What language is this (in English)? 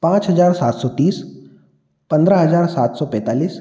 Hindi